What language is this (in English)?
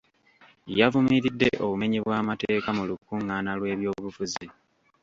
Ganda